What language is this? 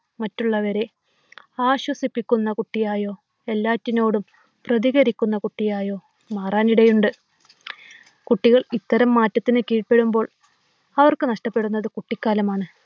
Malayalam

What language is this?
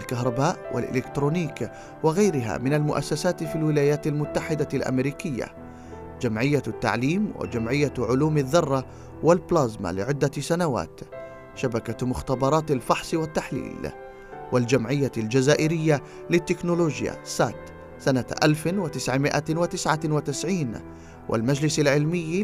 Arabic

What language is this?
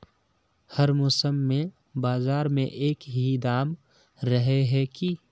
Magahi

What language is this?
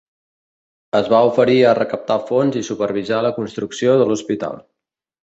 Catalan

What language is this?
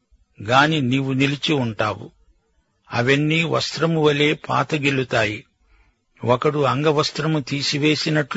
Telugu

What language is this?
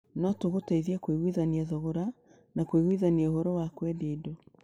Kikuyu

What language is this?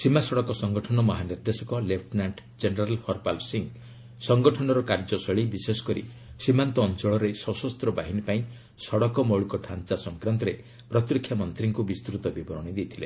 Odia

